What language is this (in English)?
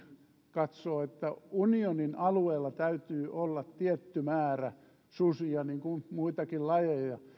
Finnish